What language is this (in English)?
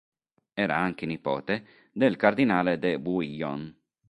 Italian